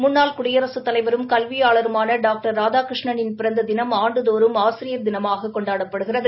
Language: Tamil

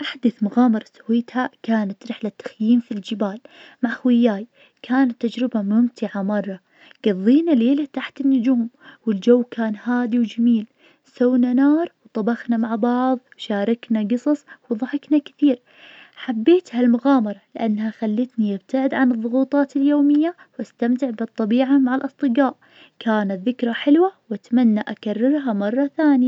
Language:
Najdi Arabic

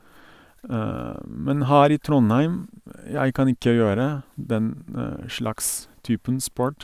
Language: Norwegian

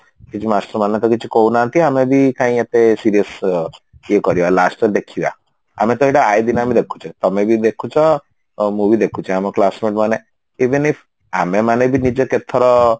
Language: Odia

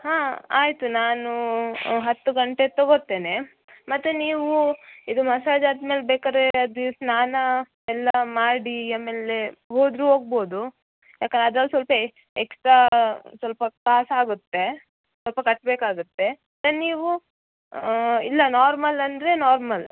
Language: Kannada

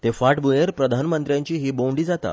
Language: Konkani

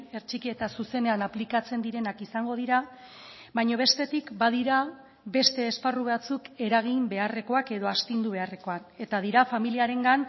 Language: Basque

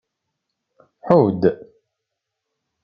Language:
Kabyle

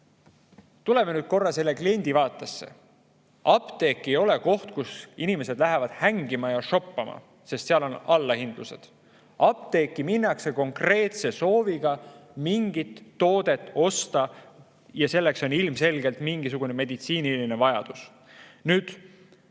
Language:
Estonian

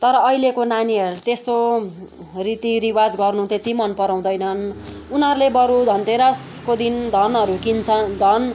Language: Nepali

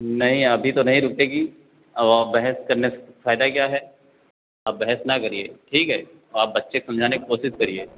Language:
Hindi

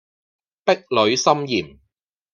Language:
Cantonese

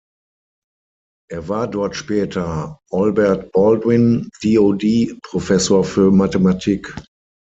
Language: German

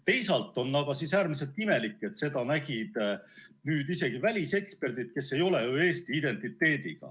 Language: Estonian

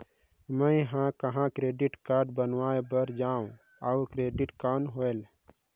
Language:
Chhattisgarhi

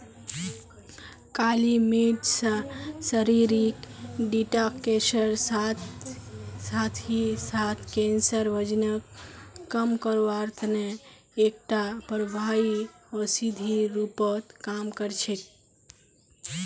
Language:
Magahi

